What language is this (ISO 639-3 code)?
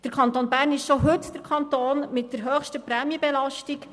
gsw